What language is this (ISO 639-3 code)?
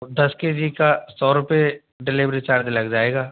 hin